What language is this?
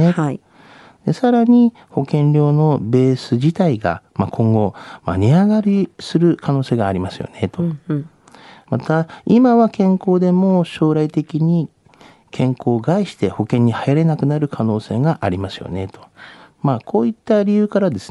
Japanese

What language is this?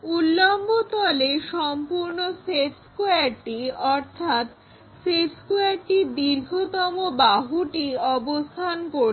Bangla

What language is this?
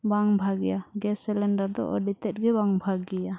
Santali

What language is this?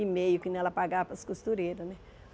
Portuguese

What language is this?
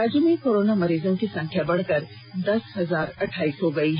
Hindi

